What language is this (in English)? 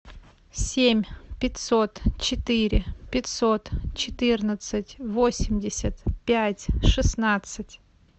Russian